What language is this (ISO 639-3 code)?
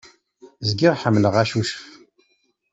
kab